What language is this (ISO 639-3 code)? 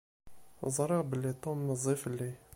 kab